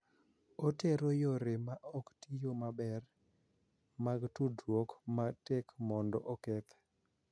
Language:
Luo (Kenya and Tanzania)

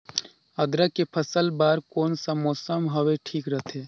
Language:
Chhattisgarhi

